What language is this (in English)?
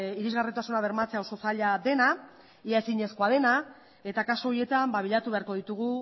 Basque